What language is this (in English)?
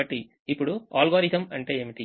Telugu